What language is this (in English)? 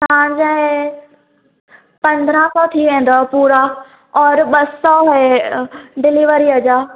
Sindhi